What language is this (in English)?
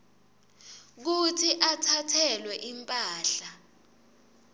Swati